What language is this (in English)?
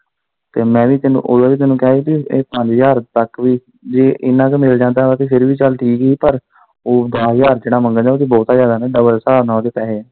Punjabi